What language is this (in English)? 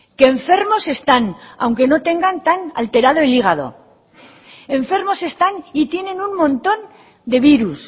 Spanish